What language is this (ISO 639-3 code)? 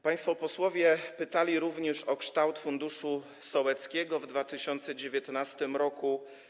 pol